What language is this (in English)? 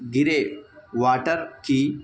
Urdu